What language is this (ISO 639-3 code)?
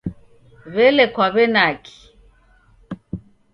dav